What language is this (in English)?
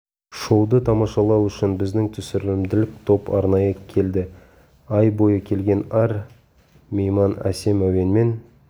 Kazakh